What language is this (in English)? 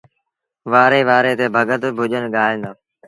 Sindhi Bhil